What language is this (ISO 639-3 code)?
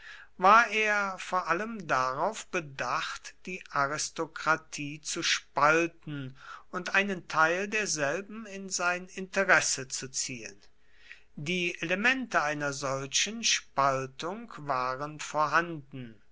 deu